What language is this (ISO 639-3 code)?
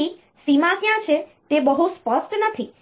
guj